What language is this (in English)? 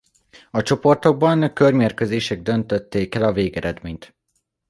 Hungarian